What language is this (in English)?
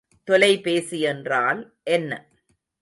Tamil